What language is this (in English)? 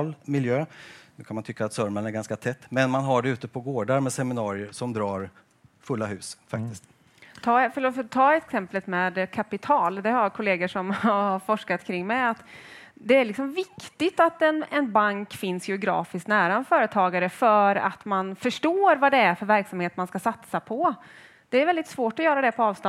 Swedish